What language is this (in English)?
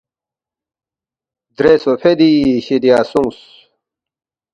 Balti